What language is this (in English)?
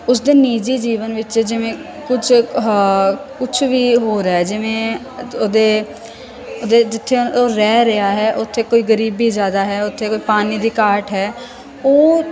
Punjabi